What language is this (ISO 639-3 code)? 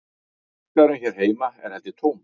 isl